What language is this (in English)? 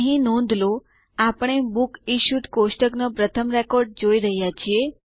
Gujarati